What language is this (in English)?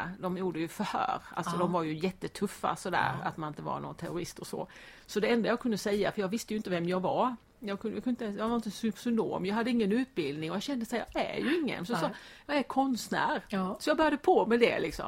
Swedish